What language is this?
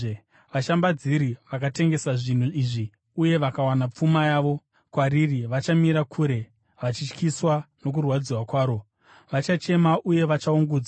Shona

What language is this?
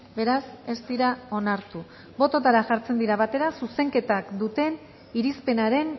Basque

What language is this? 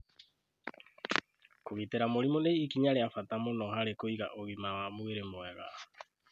Kikuyu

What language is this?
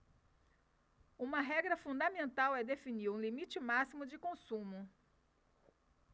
Portuguese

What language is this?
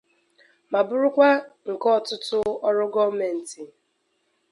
Igbo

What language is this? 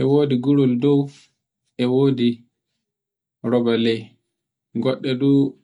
Borgu Fulfulde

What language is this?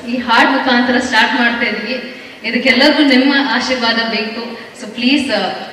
Romanian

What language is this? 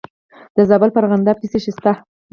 Pashto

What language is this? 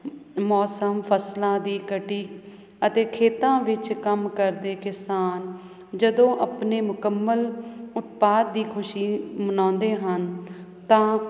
Punjabi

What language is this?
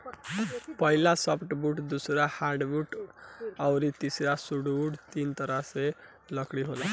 Bhojpuri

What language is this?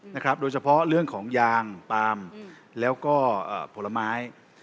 Thai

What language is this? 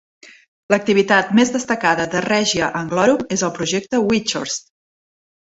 Catalan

